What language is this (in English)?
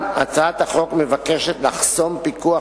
Hebrew